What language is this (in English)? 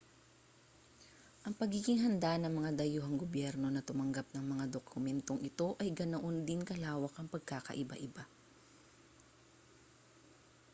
Filipino